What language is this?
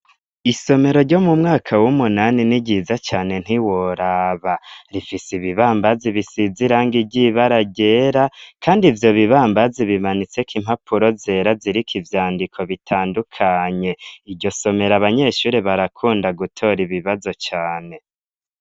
Rundi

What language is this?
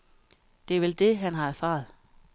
Danish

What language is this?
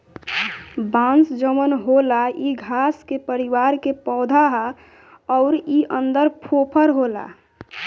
Bhojpuri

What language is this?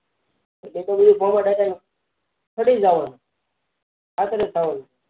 Gujarati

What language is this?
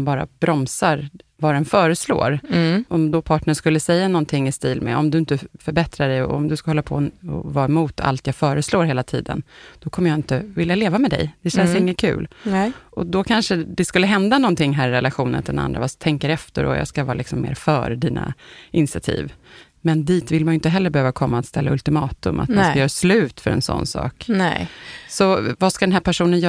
Swedish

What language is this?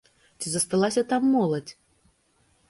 Belarusian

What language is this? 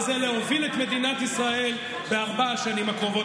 Hebrew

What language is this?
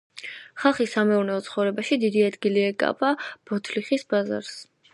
Georgian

